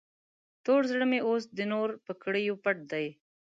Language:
Pashto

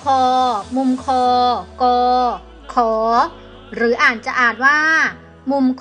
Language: Thai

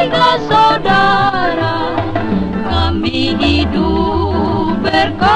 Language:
Indonesian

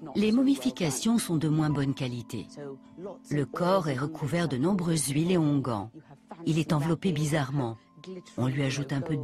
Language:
French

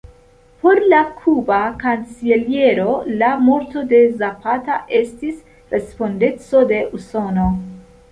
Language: Esperanto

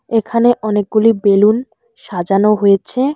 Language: Bangla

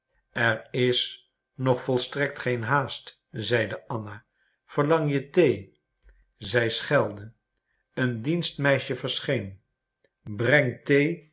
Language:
Dutch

